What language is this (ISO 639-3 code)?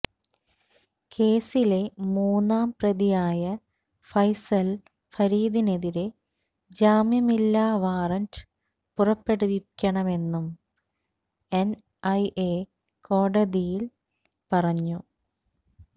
mal